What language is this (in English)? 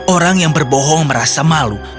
Indonesian